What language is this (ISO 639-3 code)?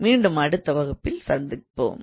tam